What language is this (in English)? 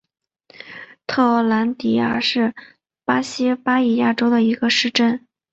Chinese